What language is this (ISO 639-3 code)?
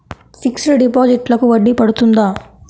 tel